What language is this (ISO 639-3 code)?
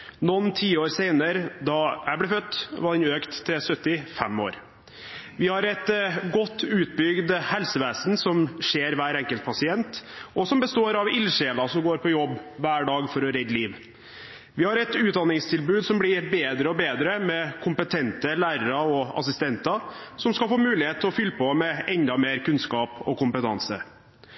nob